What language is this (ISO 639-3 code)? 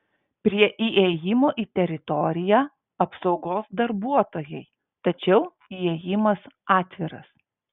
lit